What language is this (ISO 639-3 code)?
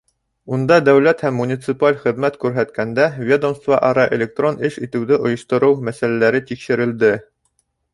bak